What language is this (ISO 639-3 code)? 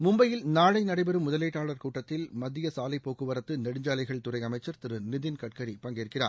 tam